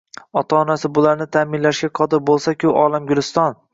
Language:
Uzbek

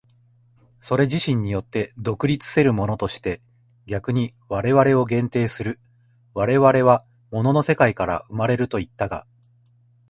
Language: Japanese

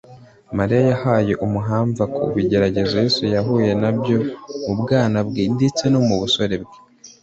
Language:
Kinyarwanda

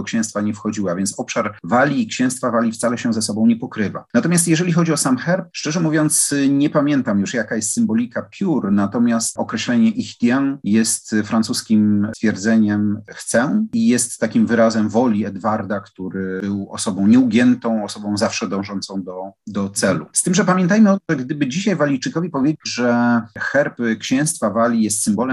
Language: Polish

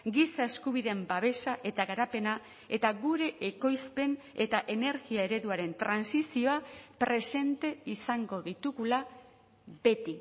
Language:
Basque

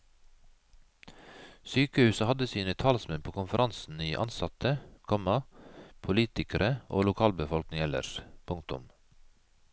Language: Norwegian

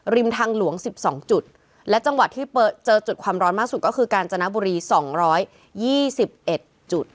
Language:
Thai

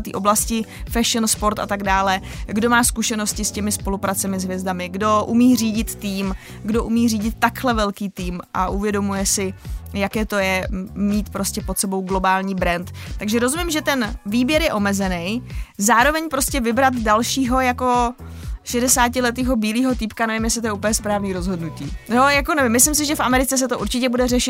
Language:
Czech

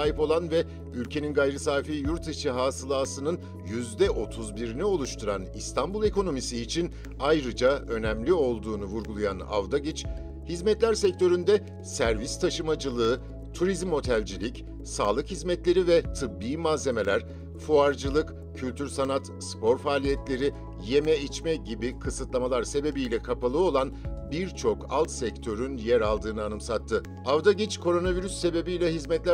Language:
Turkish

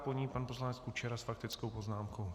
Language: Czech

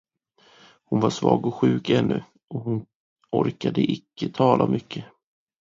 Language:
Swedish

